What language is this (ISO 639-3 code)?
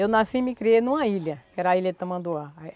por